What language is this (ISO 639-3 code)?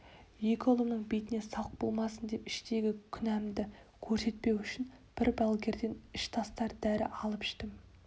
kaz